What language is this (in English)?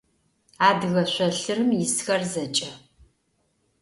Adyghe